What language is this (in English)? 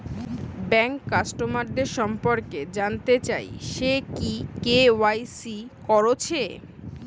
Bangla